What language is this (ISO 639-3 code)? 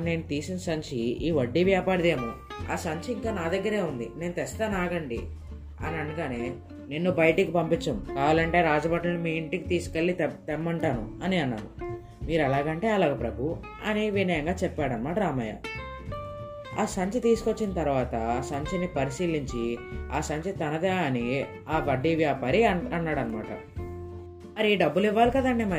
tel